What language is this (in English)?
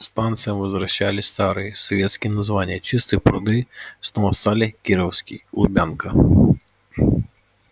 Russian